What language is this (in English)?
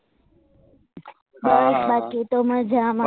Gujarati